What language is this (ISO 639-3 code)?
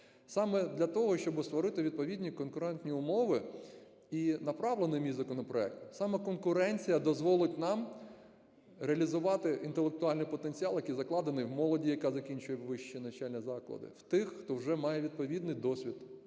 ukr